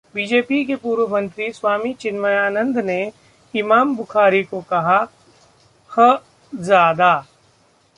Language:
Hindi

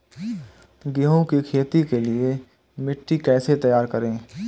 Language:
Hindi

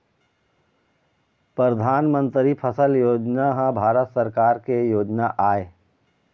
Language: Chhattisgarhi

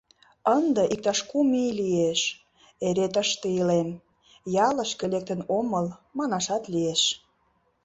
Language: Mari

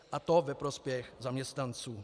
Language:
Czech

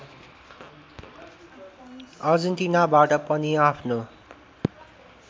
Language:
Nepali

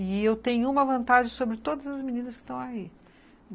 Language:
Portuguese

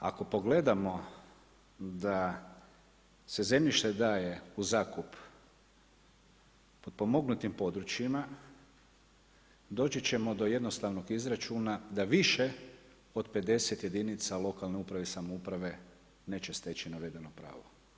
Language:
Croatian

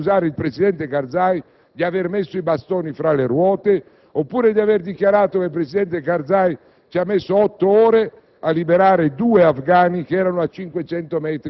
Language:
Italian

